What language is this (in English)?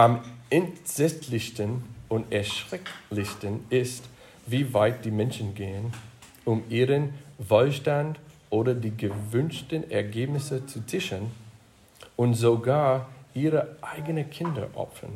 German